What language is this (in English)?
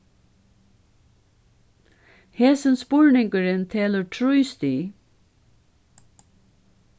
Faroese